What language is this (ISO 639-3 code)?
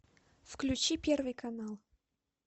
rus